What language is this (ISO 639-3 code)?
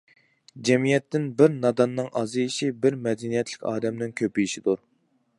uig